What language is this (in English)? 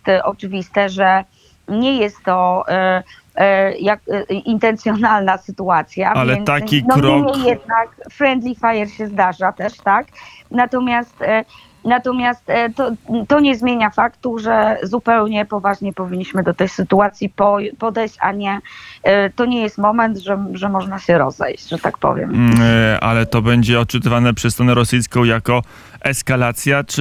Polish